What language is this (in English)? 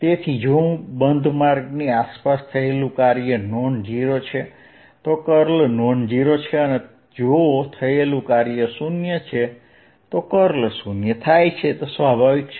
Gujarati